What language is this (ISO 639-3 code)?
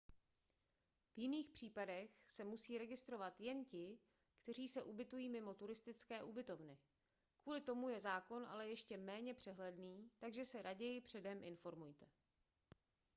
ces